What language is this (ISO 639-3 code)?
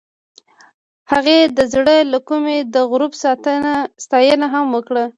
pus